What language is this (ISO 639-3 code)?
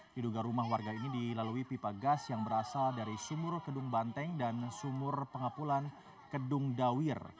ind